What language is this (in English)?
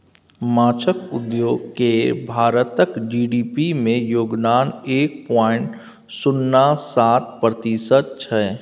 Maithili